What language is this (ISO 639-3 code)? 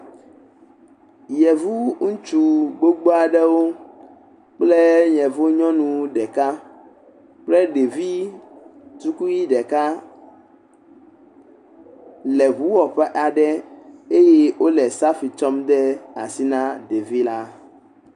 ewe